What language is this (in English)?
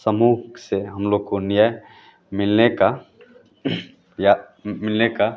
Hindi